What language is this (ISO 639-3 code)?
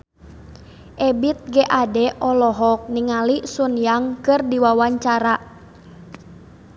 sun